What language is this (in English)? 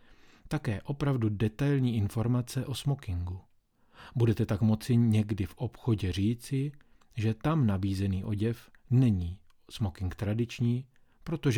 Czech